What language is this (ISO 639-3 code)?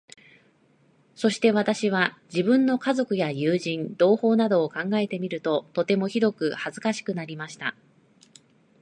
jpn